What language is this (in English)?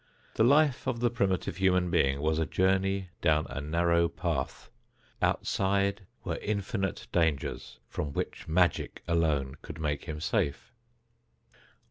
English